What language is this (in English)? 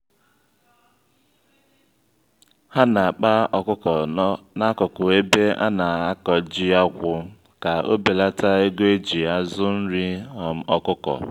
Igbo